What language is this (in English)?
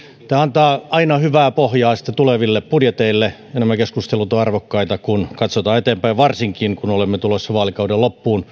Finnish